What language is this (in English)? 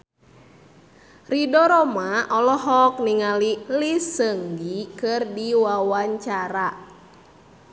Sundanese